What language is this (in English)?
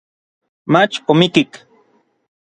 Orizaba Nahuatl